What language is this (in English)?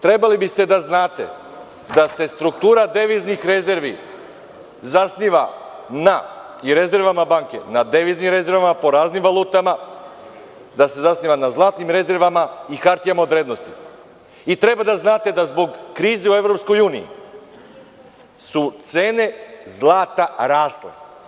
Serbian